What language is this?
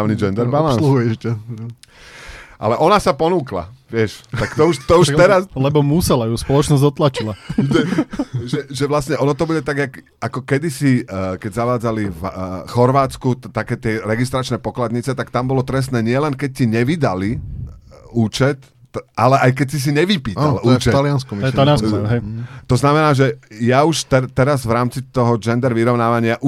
Slovak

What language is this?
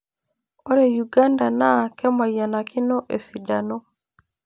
Masai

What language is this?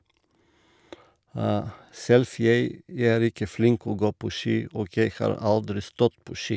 Norwegian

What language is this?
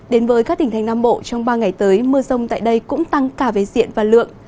Vietnamese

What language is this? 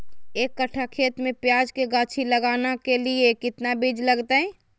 Magahi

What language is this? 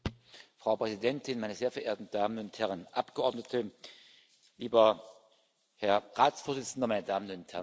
German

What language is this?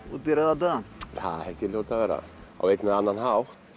Icelandic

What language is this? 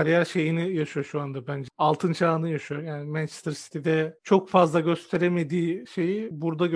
Turkish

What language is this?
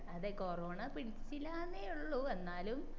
Malayalam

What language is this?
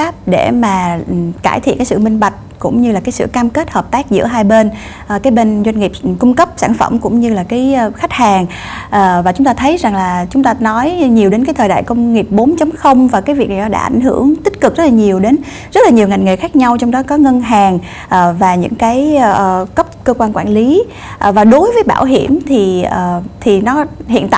Vietnamese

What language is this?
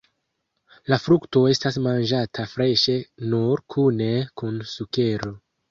Esperanto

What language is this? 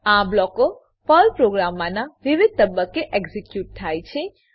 Gujarati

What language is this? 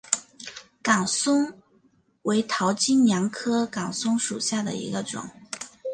Chinese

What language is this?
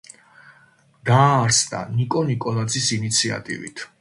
Georgian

